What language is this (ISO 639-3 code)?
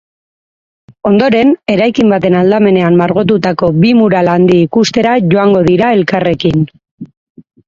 eus